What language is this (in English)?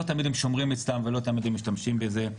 Hebrew